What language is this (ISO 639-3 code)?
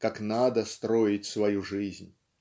rus